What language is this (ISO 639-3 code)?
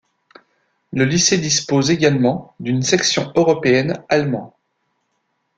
fra